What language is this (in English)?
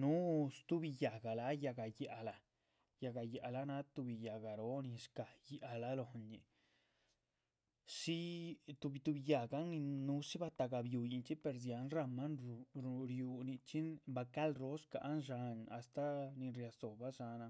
Chichicapan Zapotec